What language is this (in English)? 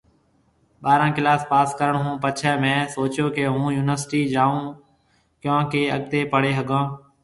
Marwari (Pakistan)